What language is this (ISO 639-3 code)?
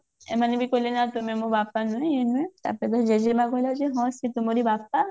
ori